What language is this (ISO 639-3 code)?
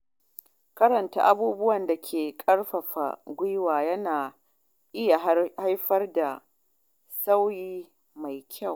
hau